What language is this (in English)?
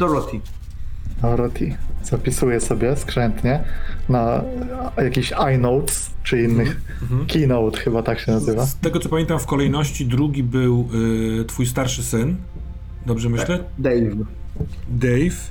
Polish